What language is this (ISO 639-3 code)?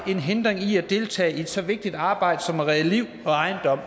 dan